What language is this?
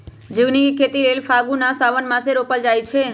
Magahi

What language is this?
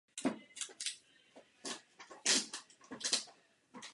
Czech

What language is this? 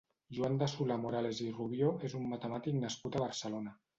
Catalan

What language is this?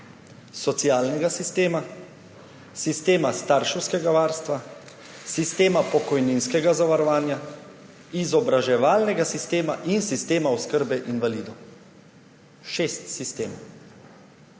Slovenian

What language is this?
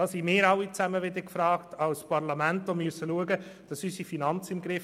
Swiss German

